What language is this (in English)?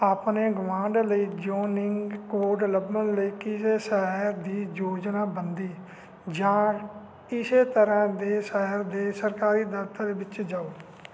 Punjabi